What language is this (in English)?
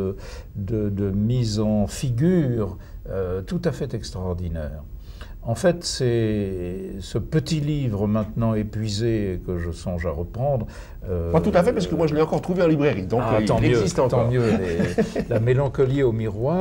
French